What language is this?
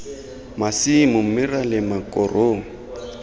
Tswana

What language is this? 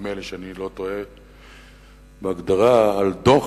Hebrew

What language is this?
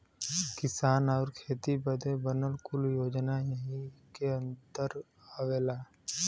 Bhojpuri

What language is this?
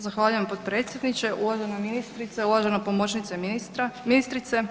Croatian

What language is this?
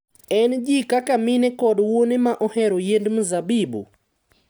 Luo (Kenya and Tanzania)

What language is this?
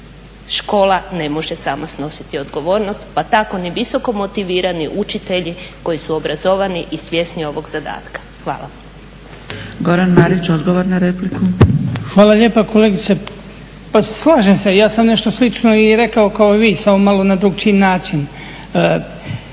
Croatian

